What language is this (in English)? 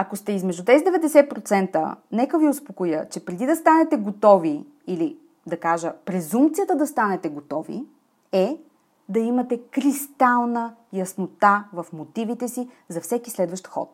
Bulgarian